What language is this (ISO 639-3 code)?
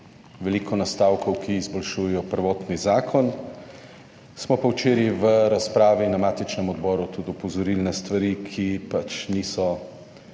slv